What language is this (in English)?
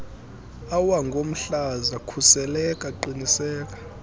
Xhosa